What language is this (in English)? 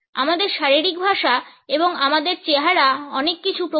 Bangla